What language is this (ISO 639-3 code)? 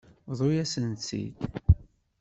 kab